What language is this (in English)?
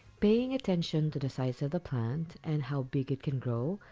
English